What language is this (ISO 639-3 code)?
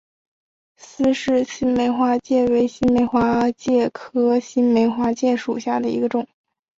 zho